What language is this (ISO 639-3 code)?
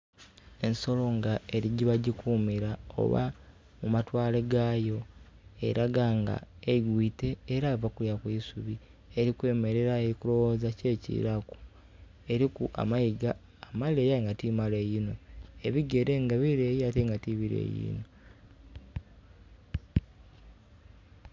xog